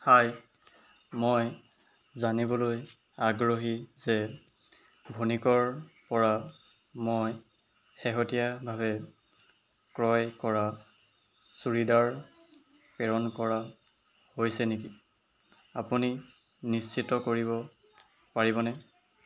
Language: Assamese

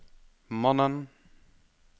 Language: Norwegian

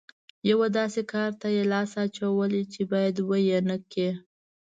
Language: Pashto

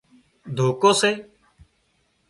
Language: Wadiyara Koli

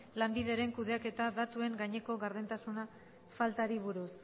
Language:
Basque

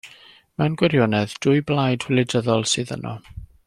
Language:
Welsh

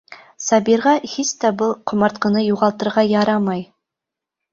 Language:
Bashkir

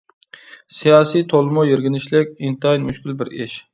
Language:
Uyghur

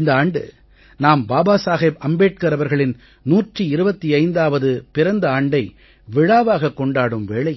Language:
Tamil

